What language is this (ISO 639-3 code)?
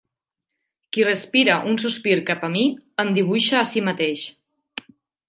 cat